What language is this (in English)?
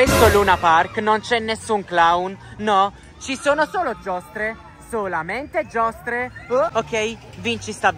Italian